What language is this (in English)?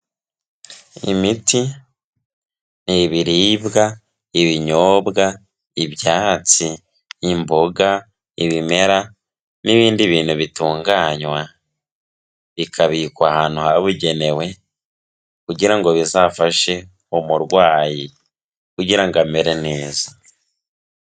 Kinyarwanda